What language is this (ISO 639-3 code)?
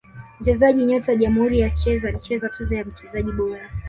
swa